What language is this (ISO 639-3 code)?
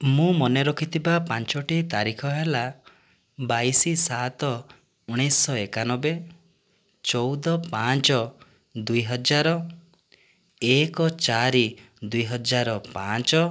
ori